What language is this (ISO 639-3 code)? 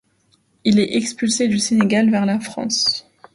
fra